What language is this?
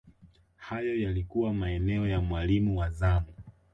Swahili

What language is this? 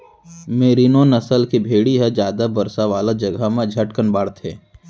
Chhattisgarhi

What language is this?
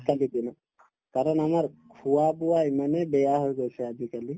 Assamese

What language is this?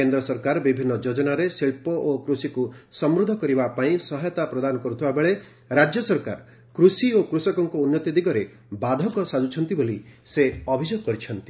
Odia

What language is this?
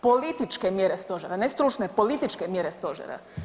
Croatian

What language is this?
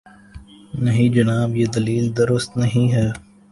Urdu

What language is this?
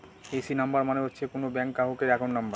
Bangla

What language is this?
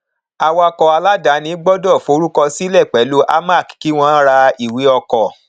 Yoruba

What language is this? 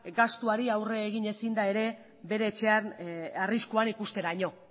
Basque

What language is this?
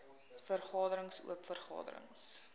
Afrikaans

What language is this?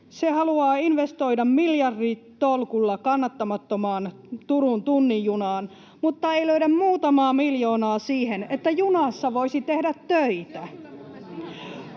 Finnish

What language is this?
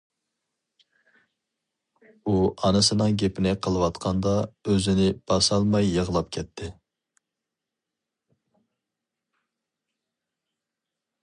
Uyghur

